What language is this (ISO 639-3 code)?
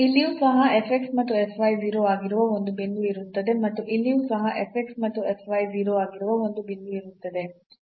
kan